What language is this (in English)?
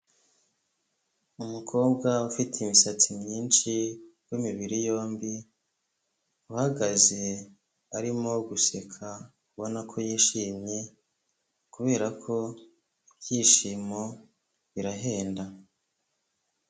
Kinyarwanda